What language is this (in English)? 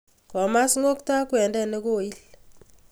Kalenjin